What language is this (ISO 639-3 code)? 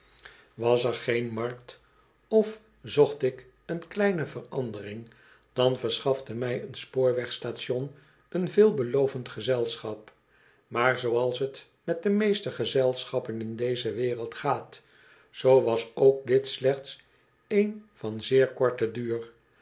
nld